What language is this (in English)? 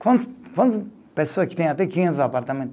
Portuguese